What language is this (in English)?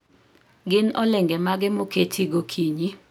Luo (Kenya and Tanzania)